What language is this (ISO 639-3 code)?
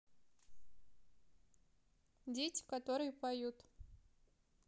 rus